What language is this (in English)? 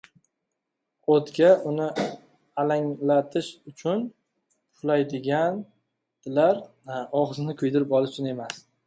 Uzbek